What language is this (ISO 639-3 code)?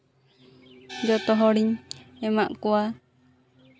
sat